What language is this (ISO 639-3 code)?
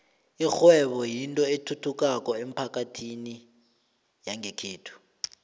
nbl